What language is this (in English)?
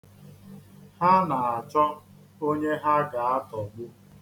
Igbo